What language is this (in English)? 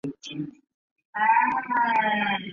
Chinese